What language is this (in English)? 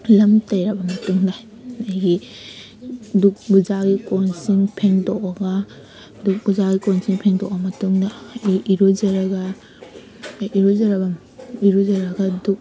Manipuri